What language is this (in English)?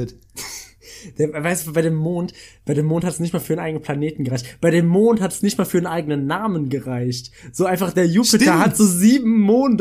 German